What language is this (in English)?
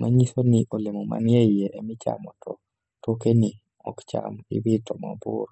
Luo (Kenya and Tanzania)